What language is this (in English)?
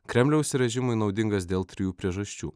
Lithuanian